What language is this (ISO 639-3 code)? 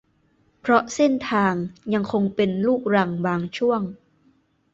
tha